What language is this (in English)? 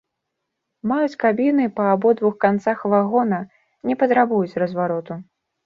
Belarusian